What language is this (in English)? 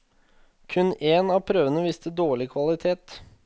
Norwegian